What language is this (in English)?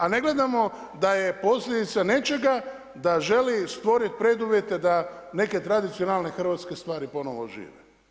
Croatian